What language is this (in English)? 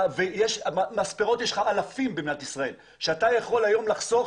Hebrew